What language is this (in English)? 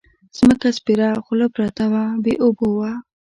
Pashto